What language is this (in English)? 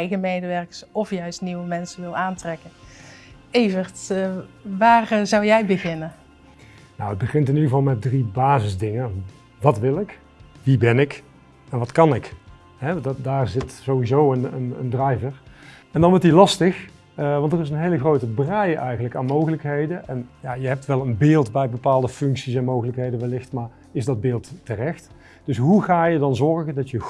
Dutch